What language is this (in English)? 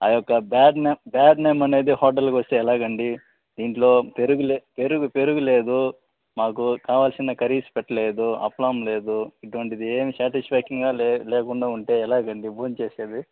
Telugu